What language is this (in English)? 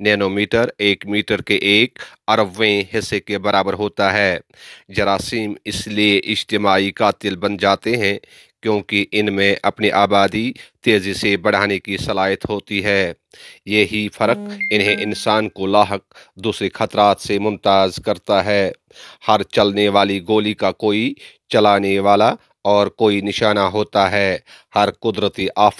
Urdu